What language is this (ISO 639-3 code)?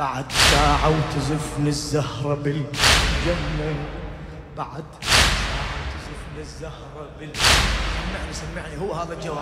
ara